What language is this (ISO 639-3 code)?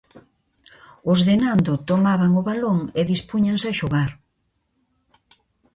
glg